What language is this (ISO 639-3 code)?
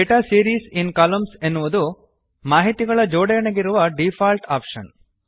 kan